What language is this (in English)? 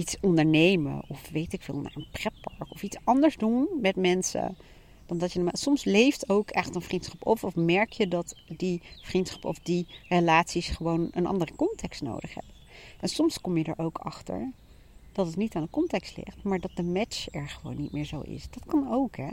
Dutch